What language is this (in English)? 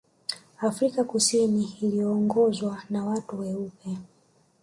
Swahili